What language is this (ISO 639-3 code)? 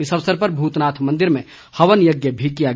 hin